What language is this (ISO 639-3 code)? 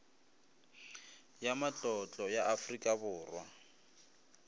nso